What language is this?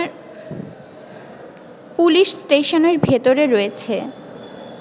Bangla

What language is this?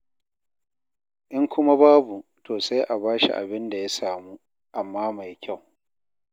Hausa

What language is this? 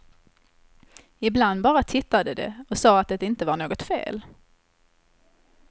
Swedish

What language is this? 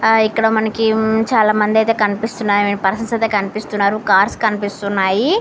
Telugu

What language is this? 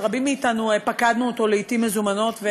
Hebrew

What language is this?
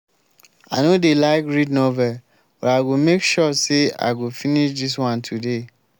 Nigerian Pidgin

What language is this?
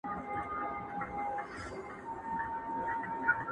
Pashto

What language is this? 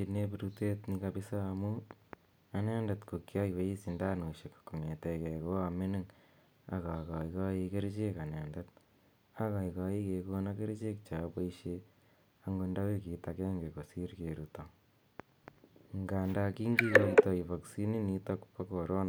Kalenjin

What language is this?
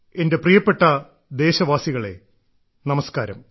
Malayalam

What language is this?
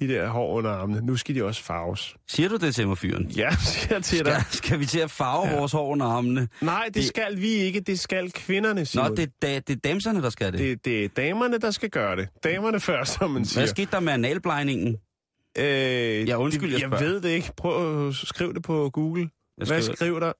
Danish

